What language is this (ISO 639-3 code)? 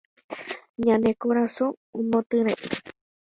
grn